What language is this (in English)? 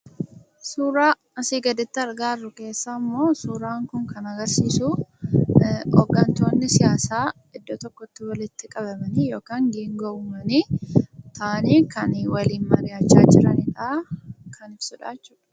Oromo